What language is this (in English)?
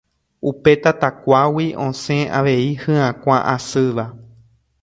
Guarani